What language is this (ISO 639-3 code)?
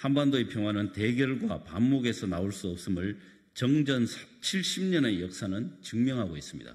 kor